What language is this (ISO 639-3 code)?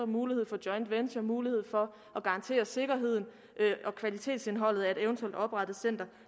dan